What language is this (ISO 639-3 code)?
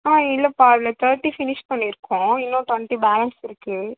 tam